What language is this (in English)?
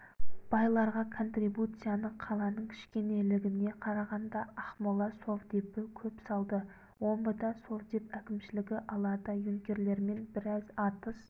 Kazakh